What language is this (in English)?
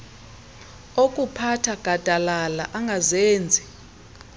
Xhosa